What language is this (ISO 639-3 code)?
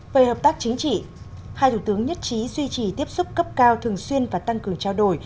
vie